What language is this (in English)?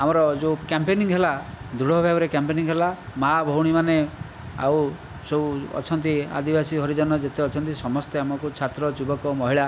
Odia